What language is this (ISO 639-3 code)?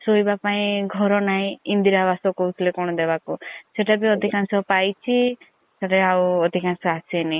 ori